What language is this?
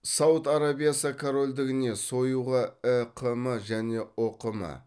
Kazakh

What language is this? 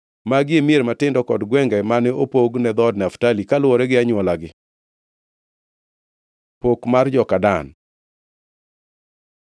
Luo (Kenya and Tanzania)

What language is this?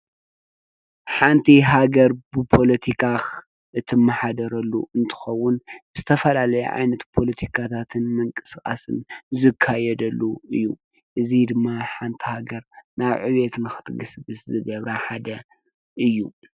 Tigrinya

